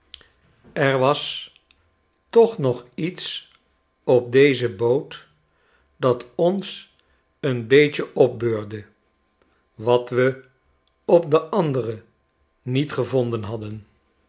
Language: Dutch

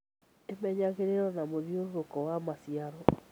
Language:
Kikuyu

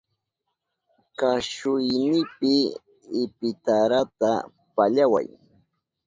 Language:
Southern Pastaza Quechua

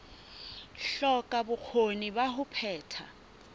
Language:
Southern Sotho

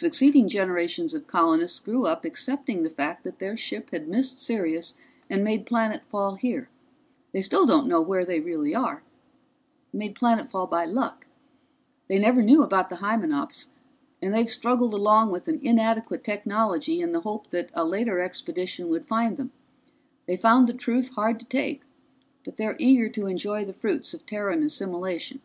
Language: English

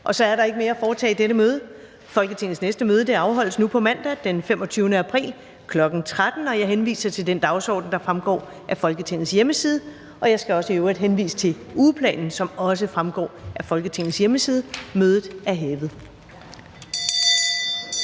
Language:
Danish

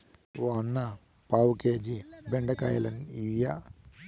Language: Telugu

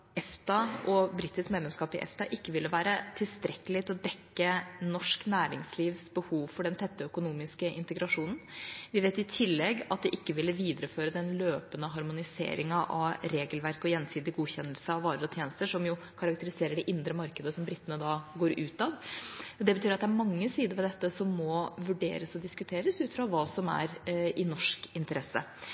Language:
Norwegian Bokmål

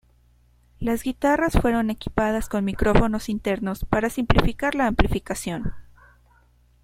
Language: Spanish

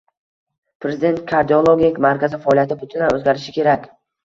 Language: Uzbek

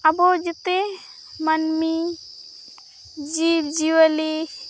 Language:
Santali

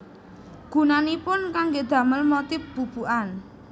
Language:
Javanese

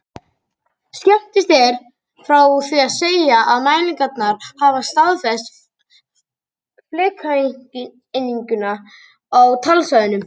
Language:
Icelandic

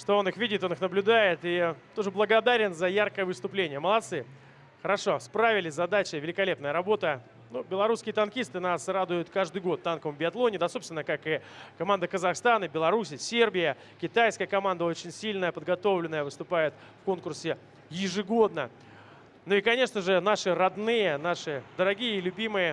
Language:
Russian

